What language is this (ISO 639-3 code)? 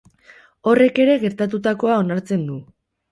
eus